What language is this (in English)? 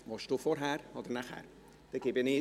Swiss German